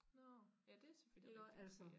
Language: Danish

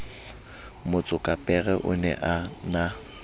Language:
Southern Sotho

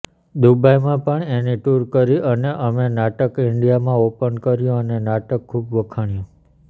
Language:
Gujarati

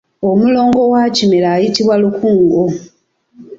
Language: Ganda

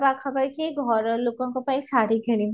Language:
Odia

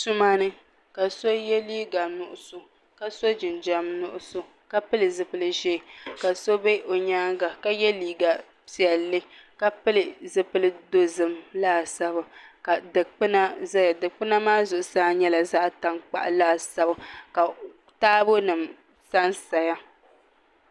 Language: Dagbani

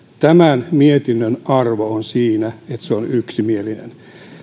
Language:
Finnish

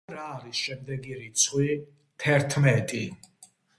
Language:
Georgian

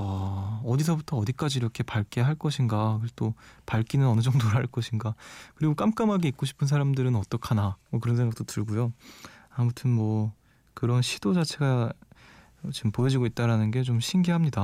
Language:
Korean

